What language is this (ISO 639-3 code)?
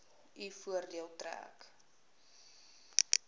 afr